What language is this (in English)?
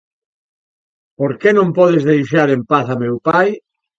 Galician